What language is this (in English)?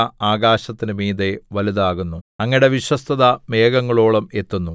Malayalam